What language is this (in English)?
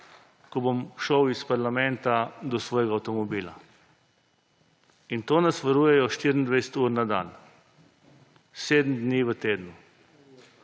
Slovenian